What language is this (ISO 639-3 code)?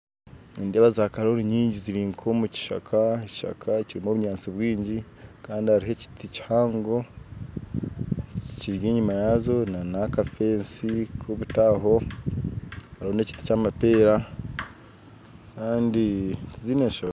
nyn